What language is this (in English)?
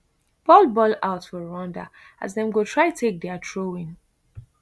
Nigerian Pidgin